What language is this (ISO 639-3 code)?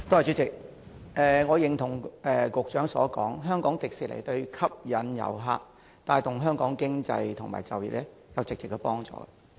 yue